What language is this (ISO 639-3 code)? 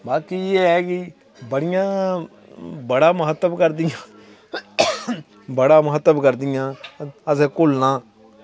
doi